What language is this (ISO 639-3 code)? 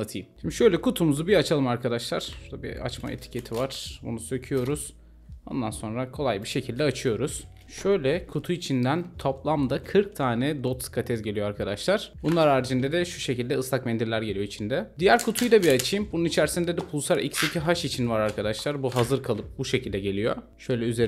tur